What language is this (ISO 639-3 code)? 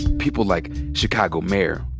eng